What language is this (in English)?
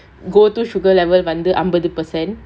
English